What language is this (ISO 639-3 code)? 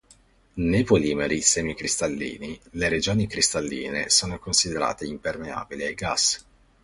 ita